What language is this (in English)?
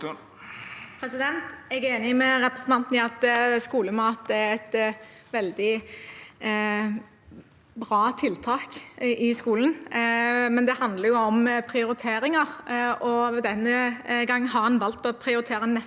Norwegian